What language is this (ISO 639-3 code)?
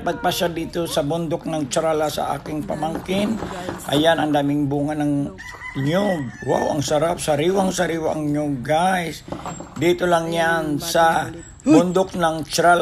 fil